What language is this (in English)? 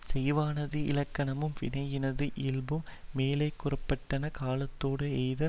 Tamil